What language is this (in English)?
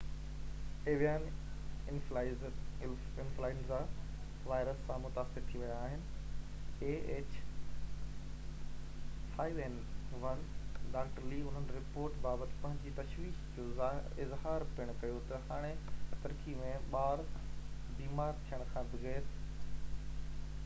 Sindhi